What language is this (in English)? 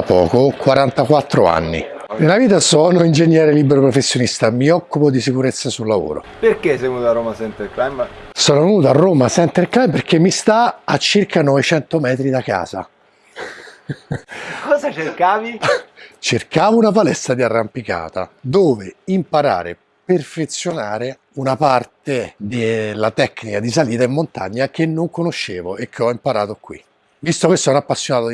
Italian